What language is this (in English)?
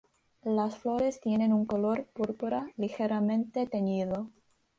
Spanish